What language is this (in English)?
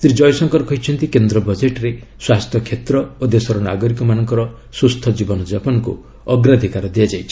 Odia